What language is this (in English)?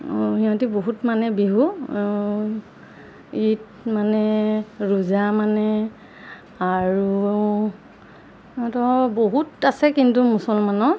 Assamese